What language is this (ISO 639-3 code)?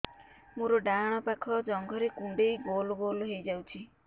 ori